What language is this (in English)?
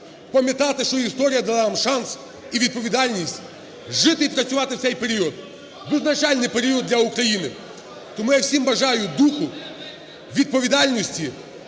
Ukrainian